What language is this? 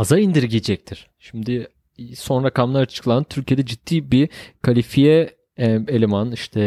Turkish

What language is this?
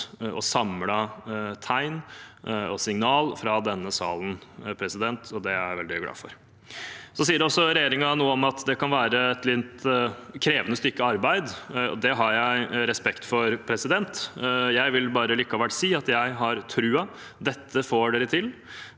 Norwegian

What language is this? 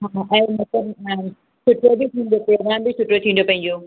Sindhi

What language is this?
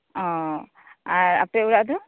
Santali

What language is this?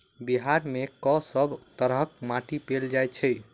Maithili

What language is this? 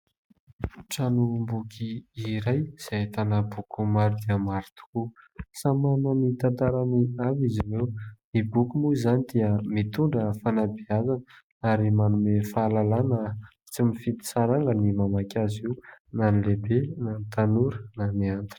Malagasy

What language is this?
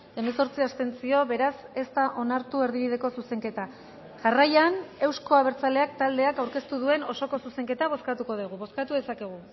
Basque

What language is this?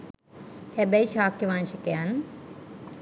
Sinhala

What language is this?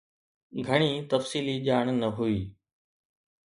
Sindhi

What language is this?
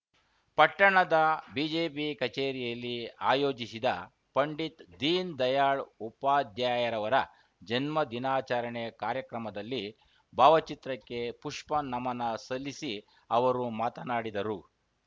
Kannada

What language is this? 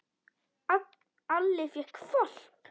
Icelandic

